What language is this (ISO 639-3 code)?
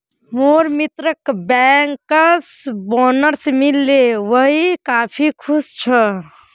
mag